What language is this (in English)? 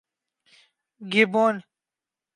Urdu